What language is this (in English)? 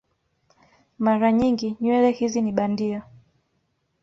Swahili